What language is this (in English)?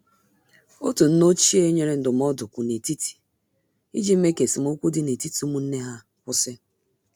Igbo